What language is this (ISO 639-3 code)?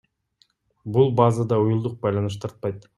kir